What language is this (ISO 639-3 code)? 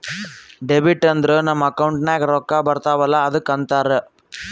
kan